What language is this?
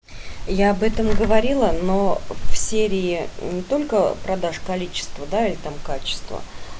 Russian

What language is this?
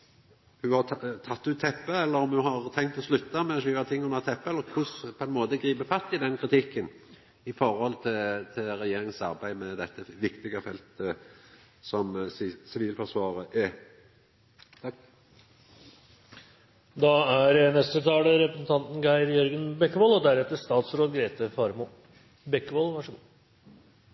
Norwegian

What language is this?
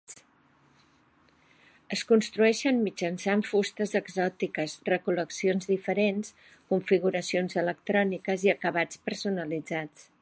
Catalan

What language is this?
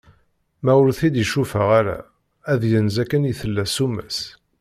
Kabyle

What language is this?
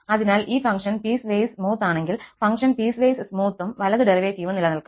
Malayalam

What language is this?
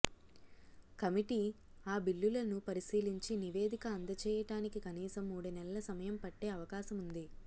Telugu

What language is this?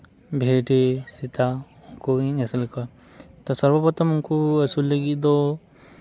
Santali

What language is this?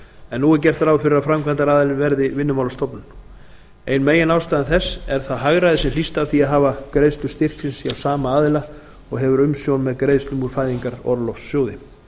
Icelandic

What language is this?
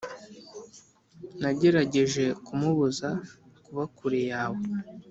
Kinyarwanda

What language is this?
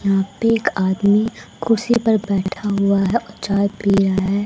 Hindi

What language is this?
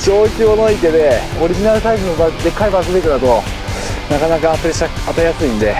Japanese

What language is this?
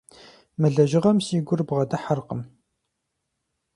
Kabardian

